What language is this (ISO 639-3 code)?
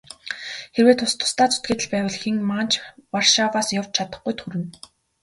mon